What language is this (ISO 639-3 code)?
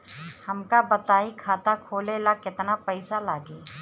bho